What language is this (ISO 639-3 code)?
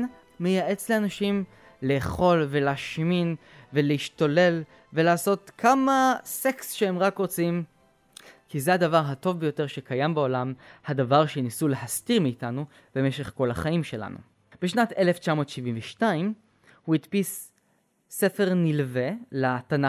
heb